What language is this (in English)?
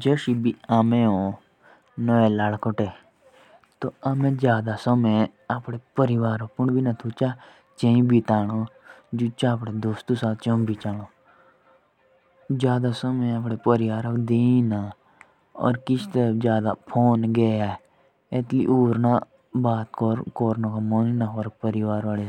Jaunsari